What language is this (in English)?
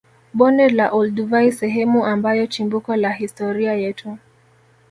Swahili